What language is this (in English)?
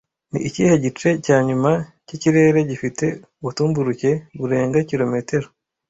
Kinyarwanda